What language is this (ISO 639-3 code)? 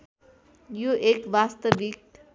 nep